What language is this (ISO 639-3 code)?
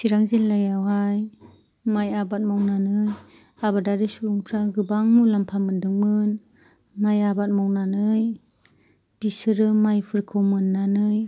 brx